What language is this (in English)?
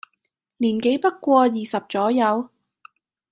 Cantonese